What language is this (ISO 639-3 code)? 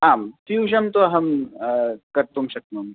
san